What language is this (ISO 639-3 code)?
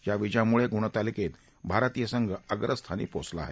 mar